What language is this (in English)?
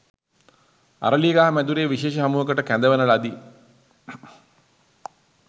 Sinhala